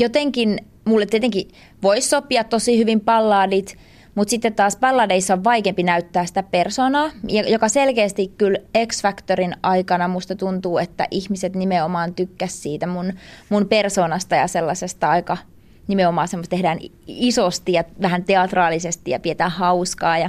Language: Finnish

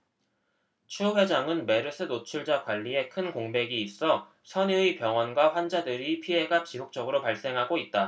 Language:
Korean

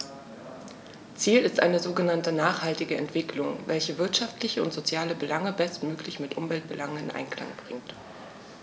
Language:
German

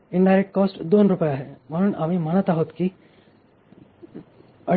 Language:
Marathi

